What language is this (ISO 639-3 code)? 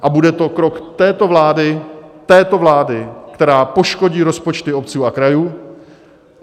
ces